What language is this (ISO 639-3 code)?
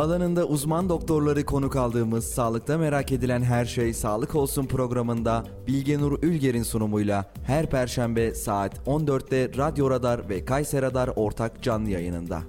tur